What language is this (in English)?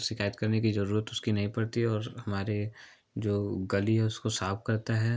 Hindi